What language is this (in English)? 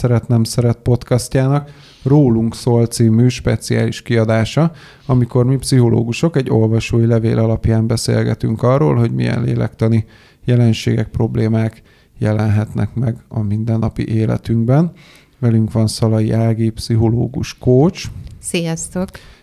Hungarian